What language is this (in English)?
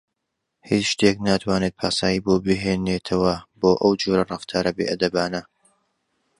Central Kurdish